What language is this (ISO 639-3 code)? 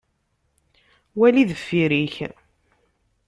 kab